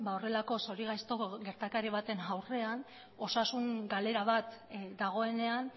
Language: Basque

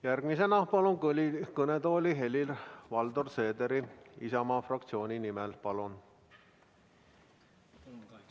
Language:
Estonian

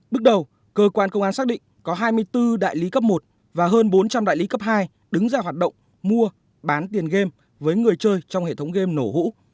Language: Vietnamese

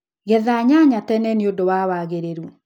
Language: Kikuyu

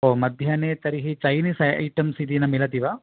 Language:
Sanskrit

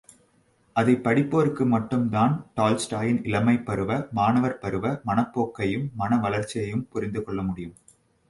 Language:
Tamil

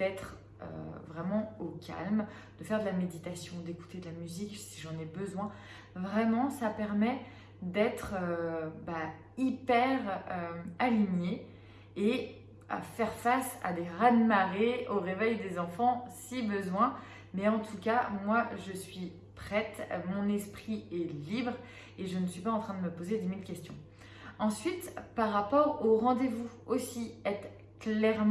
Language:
French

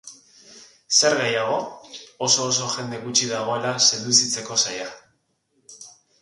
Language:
Basque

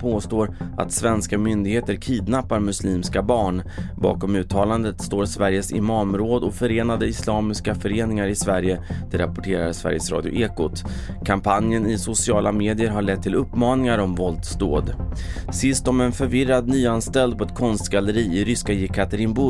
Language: Swedish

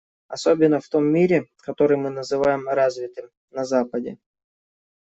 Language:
Russian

